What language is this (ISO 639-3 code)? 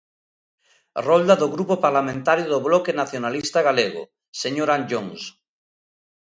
glg